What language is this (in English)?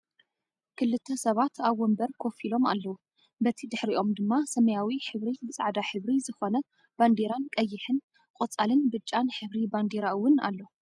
Tigrinya